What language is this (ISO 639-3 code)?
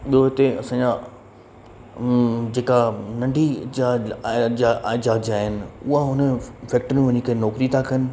snd